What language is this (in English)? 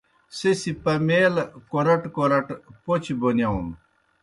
Kohistani Shina